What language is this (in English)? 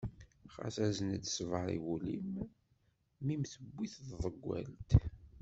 Kabyle